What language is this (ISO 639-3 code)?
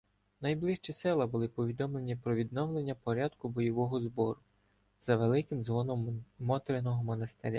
ukr